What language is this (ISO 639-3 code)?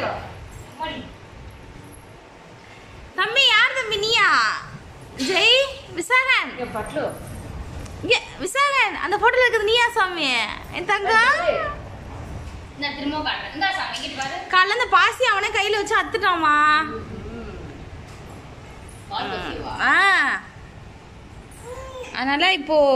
tam